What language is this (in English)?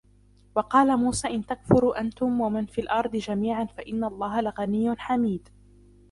Arabic